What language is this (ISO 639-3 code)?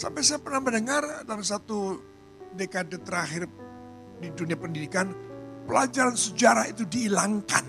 ind